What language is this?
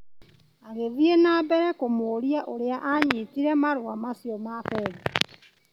Kikuyu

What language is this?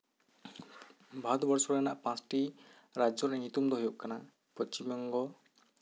Santali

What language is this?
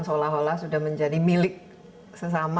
Indonesian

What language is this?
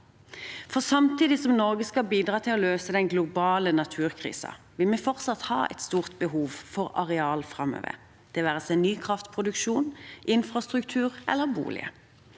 Norwegian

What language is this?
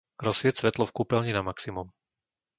Slovak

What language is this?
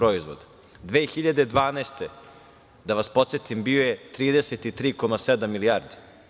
Serbian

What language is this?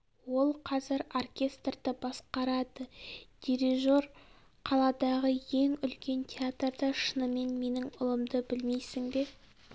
Kazakh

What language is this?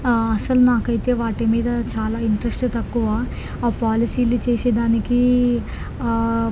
Telugu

